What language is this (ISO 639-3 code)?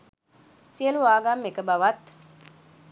sin